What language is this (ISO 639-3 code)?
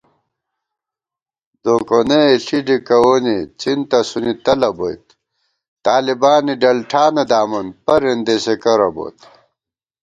gwt